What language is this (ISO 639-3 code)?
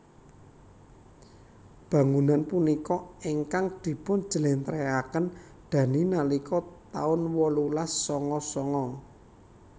jav